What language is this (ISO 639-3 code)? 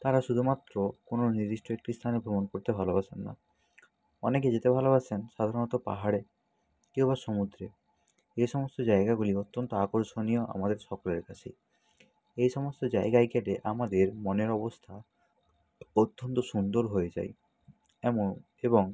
ben